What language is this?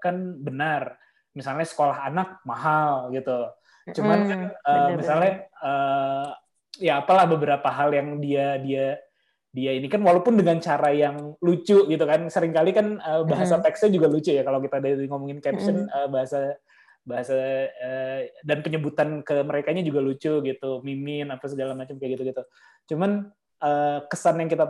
Indonesian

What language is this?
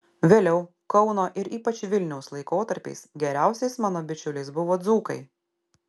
Lithuanian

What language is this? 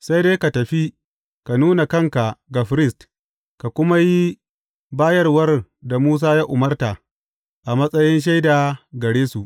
Hausa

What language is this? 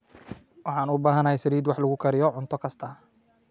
Somali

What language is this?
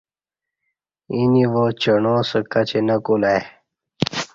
Kati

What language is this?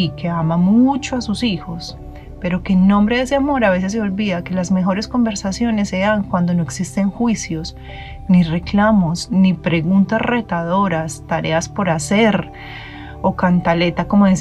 Spanish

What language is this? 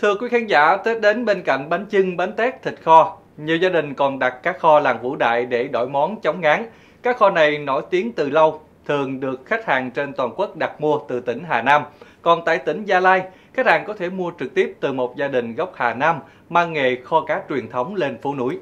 Vietnamese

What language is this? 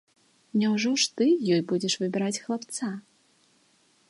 Belarusian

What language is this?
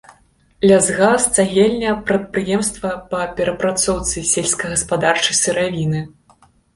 Belarusian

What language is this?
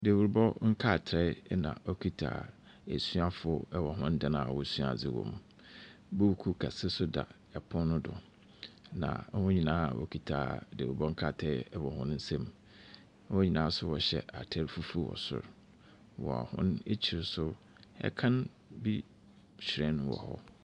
Akan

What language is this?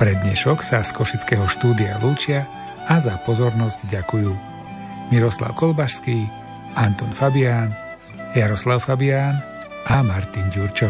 Slovak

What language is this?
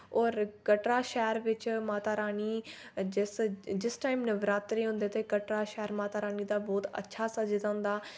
Dogri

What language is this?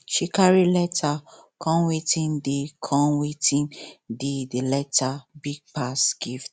Nigerian Pidgin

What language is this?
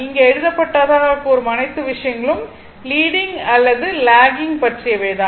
Tamil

